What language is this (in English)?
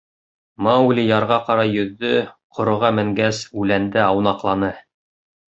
Bashkir